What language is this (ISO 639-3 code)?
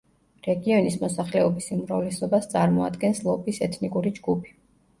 kat